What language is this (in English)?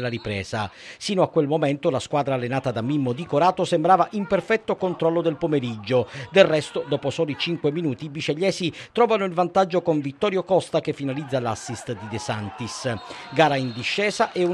Italian